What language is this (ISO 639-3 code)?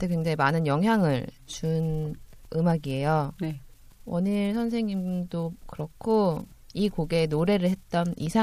kor